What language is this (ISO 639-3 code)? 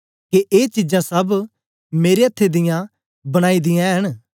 doi